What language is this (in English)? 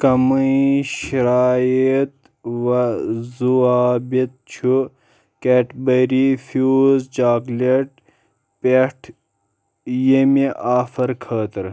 Kashmiri